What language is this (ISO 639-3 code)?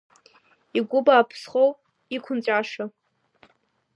abk